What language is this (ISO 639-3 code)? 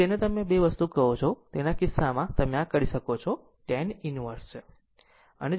guj